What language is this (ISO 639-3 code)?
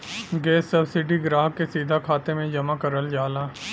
bho